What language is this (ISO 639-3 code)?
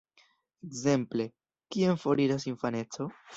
epo